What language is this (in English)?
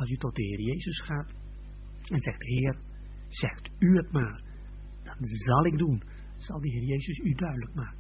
Dutch